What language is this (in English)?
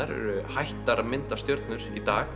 Icelandic